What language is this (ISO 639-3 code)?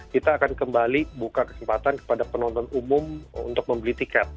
ind